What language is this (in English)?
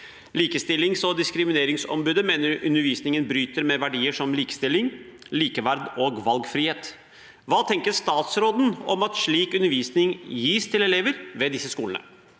Norwegian